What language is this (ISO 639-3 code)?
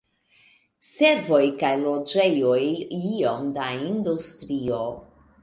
epo